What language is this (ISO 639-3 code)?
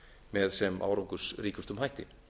isl